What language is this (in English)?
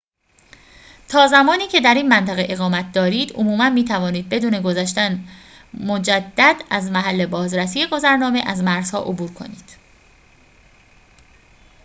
Persian